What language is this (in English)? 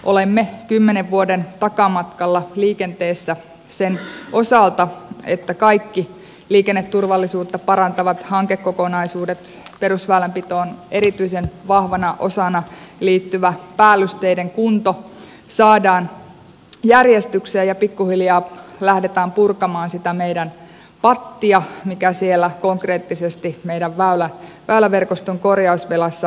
Finnish